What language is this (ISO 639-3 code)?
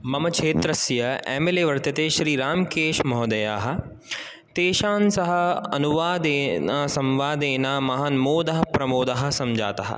san